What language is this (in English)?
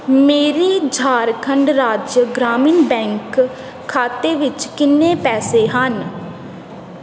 Punjabi